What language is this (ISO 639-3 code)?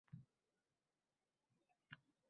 uzb